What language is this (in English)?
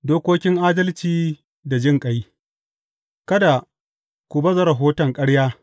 Hausa